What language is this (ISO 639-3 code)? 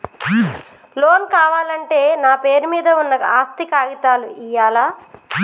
tel